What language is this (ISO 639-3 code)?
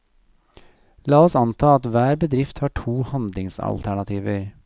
nor